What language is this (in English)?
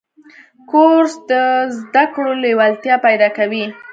Pashto